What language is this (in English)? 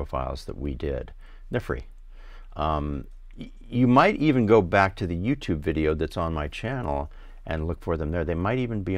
English